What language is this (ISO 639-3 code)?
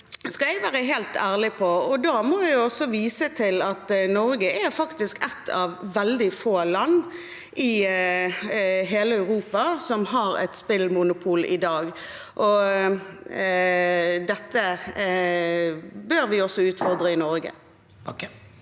nor